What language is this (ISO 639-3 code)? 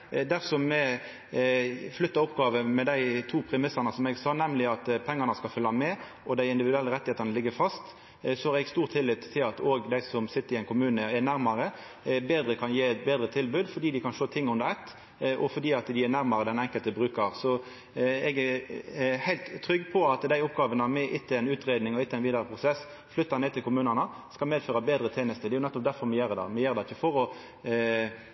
nno